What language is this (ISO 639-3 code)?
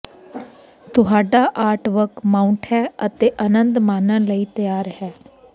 pan